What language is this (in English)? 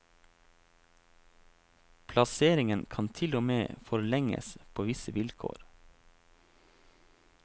Norwegian